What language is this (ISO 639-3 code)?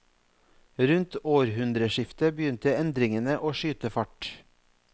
nor